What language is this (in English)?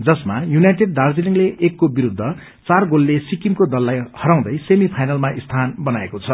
Nepali